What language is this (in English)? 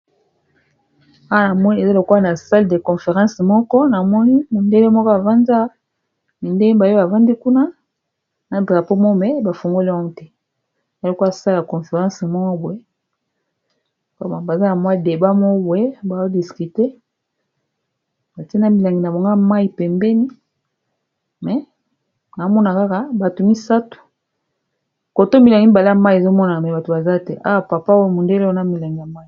Lingala